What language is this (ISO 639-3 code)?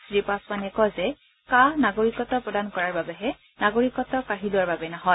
asm